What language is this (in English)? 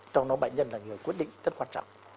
Vietnamese